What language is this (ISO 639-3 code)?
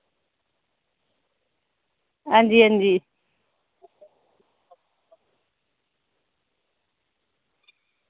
doi